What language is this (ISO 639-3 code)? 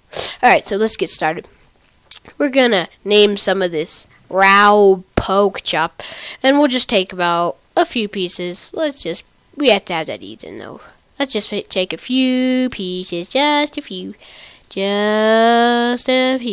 eng